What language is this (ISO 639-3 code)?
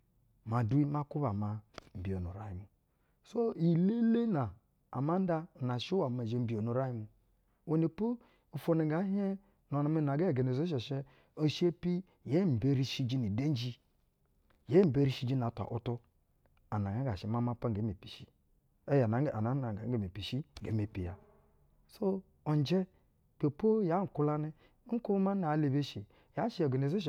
bzw